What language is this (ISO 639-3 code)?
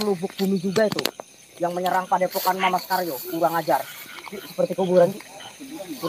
ind